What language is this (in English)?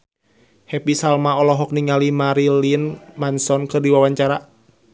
Sundanese